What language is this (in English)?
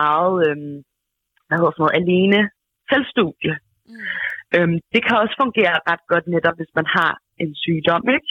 Danish